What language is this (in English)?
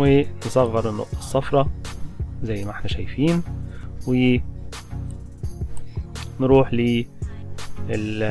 Arabic